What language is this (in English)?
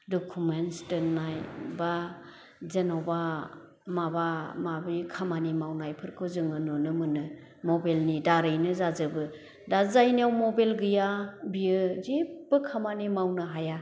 Bodo